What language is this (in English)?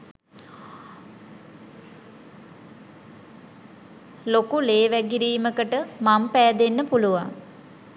Sinhala